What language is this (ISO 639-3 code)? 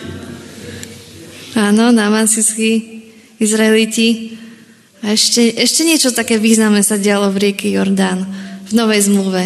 slk